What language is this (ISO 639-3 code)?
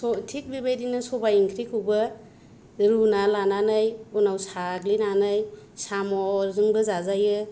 brx